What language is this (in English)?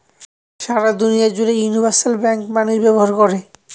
Bangla